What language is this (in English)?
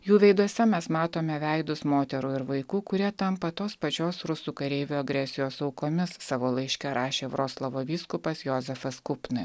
Lithuanian